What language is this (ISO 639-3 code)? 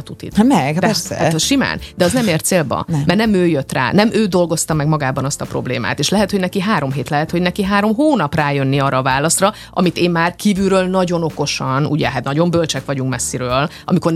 hun